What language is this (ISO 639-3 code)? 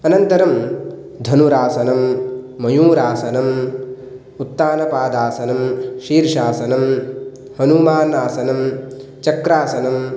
san